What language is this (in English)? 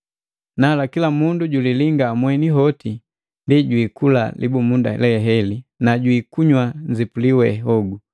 Matengo